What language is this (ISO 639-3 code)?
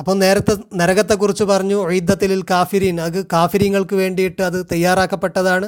mal